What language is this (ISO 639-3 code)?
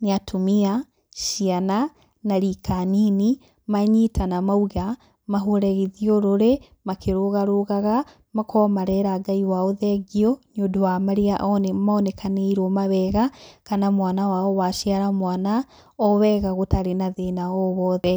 kik